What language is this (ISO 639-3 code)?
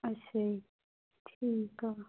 pan